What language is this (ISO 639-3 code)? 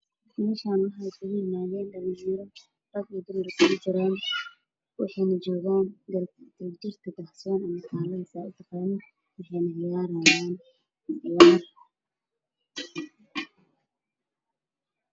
som